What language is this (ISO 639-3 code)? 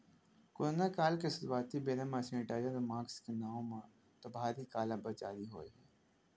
hne